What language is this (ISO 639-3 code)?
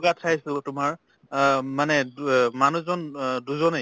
asm